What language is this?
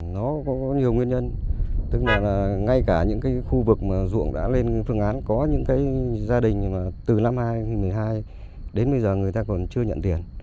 Vietnamese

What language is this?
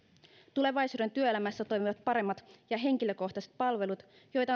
Finnish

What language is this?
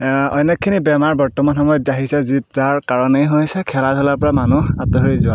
Assamese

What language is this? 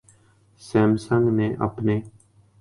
Urdu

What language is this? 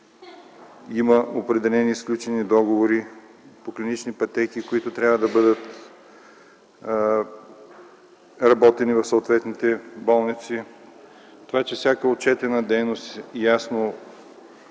Bulgarian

